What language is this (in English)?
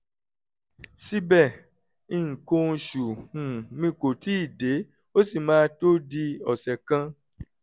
Yoruba